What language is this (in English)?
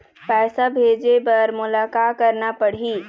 Chhattisgarhi